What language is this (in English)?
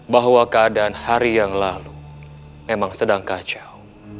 Indonesian